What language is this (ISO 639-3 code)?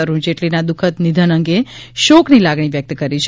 guj